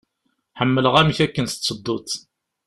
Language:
Kabyle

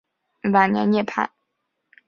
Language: Chinese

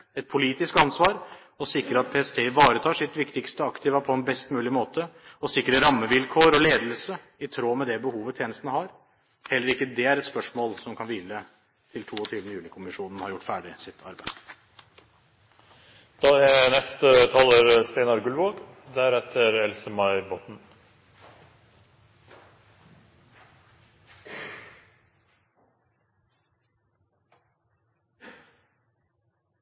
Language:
Norwegian Bokmål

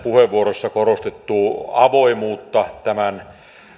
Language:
Finnish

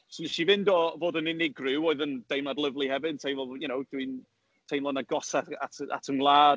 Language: Welsh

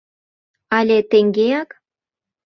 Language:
Mari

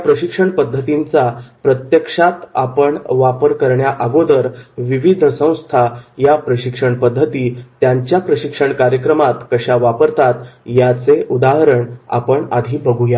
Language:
Marathi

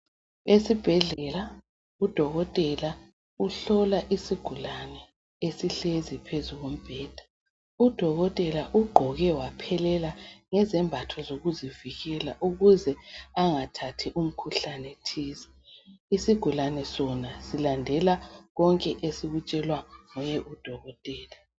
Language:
North Ndebele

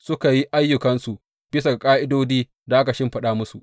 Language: Hausa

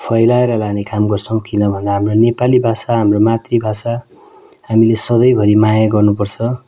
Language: Nepali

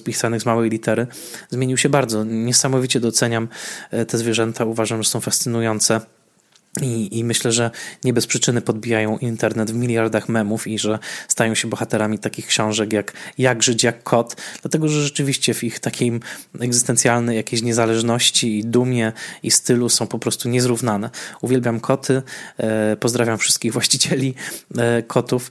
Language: Polish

